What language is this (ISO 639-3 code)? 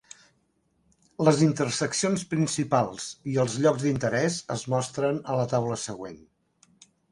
cat